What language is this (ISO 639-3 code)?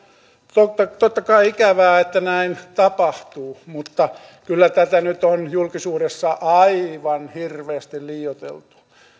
fin